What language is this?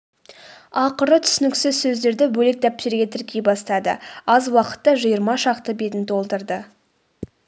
Kazakh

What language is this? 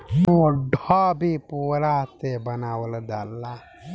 Bhojpuri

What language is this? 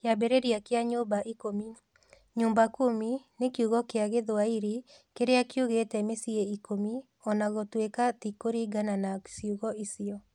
Kikuyu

